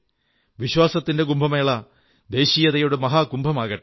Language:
Malayalam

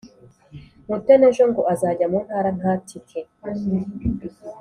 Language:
Kinyarwanda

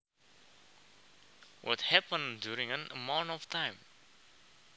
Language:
Javanese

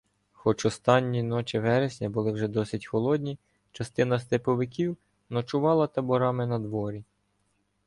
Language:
Ukrainian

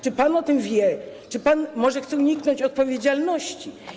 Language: Polish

